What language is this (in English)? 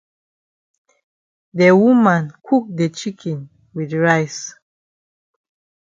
Cameroon Pidgin